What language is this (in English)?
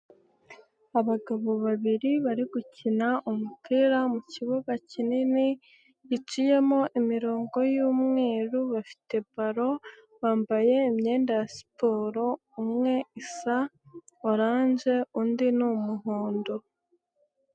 Kinyarwanda